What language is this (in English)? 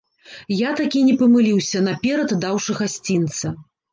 Belarusian